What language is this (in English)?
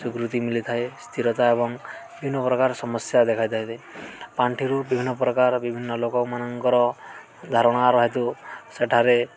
Odia